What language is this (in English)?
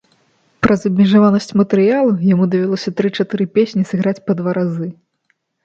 Belarusian